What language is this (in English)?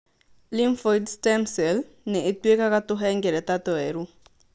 Kikuyu